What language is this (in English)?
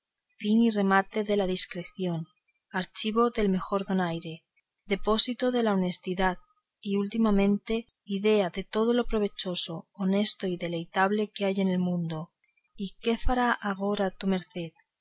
Spanish